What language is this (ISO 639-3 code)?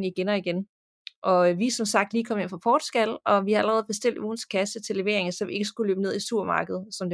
dan